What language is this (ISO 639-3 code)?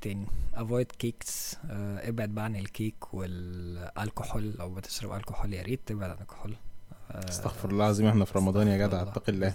ara